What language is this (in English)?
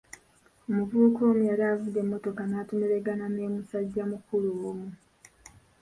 Ganda